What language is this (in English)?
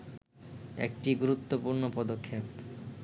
Bangla